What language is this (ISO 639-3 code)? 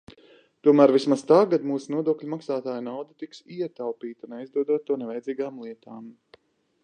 lav